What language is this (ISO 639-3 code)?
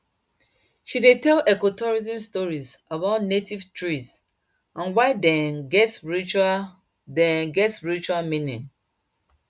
pcm